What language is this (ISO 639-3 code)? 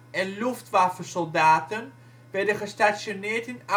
nld